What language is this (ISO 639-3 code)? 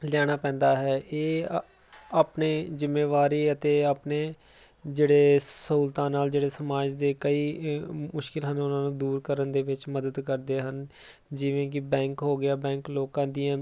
pan